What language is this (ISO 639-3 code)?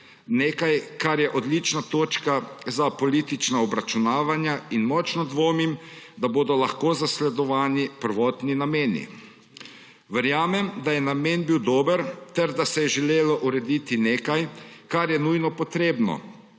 slv